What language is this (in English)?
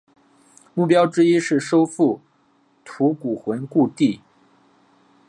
Chinese